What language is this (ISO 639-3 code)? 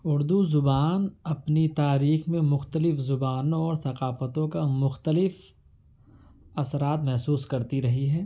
urd